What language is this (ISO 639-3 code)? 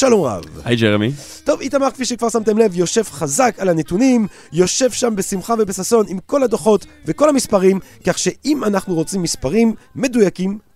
heb